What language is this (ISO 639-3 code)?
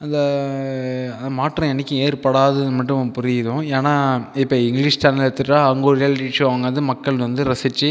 tam